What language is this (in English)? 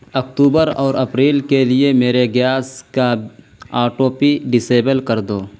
Urdu